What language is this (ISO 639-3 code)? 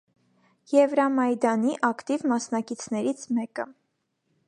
hye